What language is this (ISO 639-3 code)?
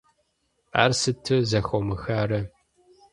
kbd